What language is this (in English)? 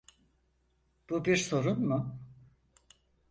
Turkish